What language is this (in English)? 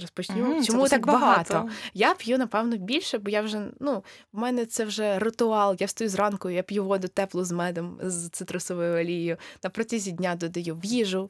Ukrainian